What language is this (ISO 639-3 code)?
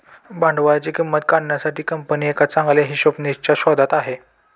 mar